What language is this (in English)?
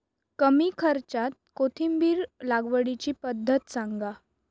Marathi